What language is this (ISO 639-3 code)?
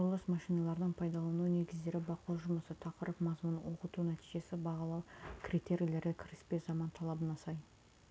kaz